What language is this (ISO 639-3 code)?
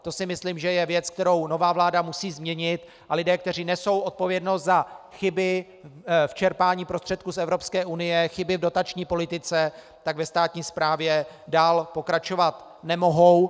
ces